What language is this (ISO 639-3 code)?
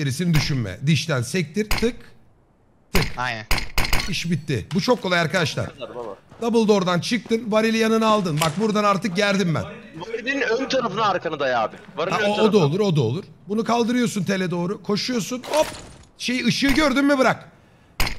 tur